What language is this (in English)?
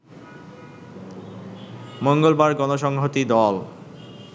Bangla